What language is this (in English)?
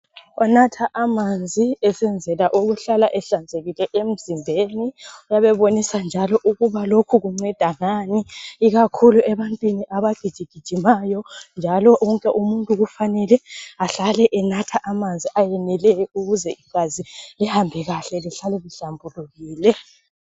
North Ndebele